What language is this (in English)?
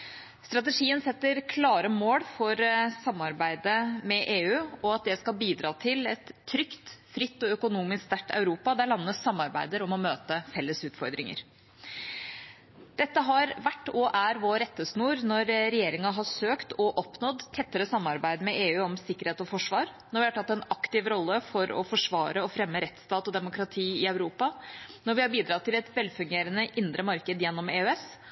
Norwegian Bokmål